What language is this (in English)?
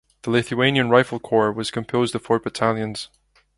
English